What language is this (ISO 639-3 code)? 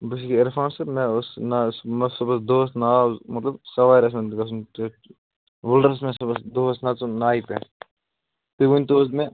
kas